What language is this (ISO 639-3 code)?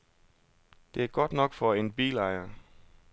dan